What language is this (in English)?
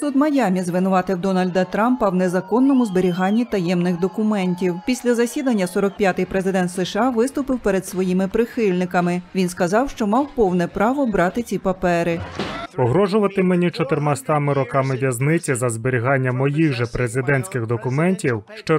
Ukrainian